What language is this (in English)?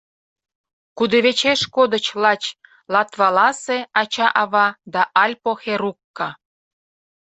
Mari